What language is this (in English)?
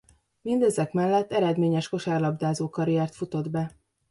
Hungarian